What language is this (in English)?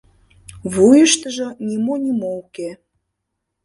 Mari